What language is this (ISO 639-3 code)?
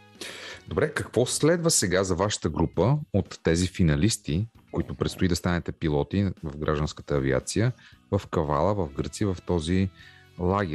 bul